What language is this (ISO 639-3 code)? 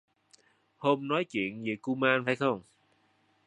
vie